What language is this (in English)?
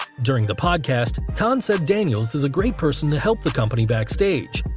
English